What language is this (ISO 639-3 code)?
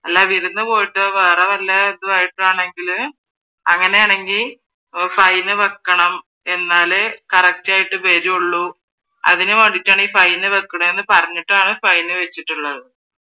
mal